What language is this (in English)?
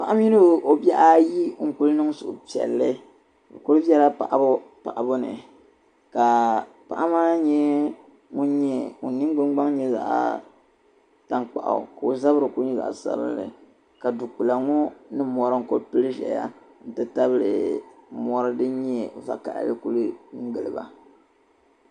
Dagbani